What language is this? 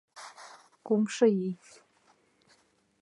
Mari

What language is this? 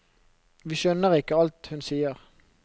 Norwegian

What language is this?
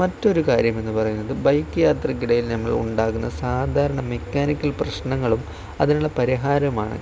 Malayalam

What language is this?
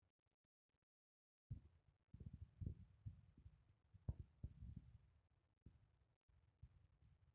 Marathi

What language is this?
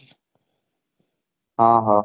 Odia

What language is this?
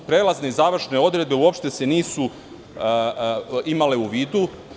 Serbian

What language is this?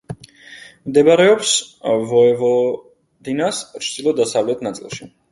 Georgian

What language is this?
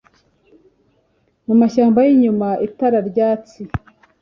Kinyarwanda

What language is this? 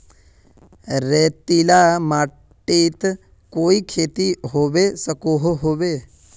Magahi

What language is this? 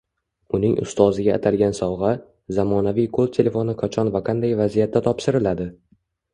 Uzbek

